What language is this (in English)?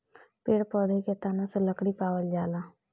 Bhojpuri